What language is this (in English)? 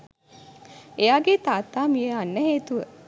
Sinhala